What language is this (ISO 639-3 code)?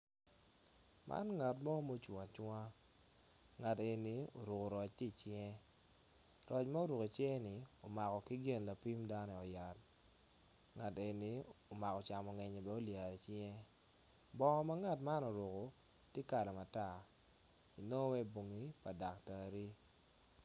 ach